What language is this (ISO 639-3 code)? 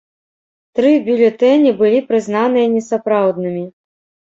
bel